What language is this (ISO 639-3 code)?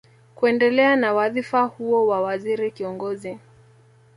swa